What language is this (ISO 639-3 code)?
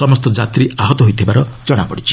ori